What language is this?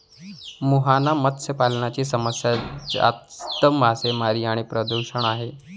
Marathi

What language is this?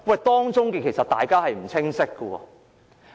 Cantonese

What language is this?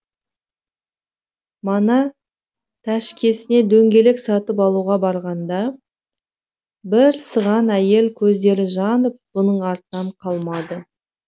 Kazakh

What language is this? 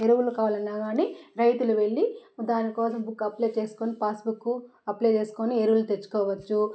Telugu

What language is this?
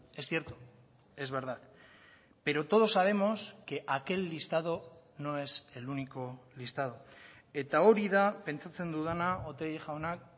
Spanish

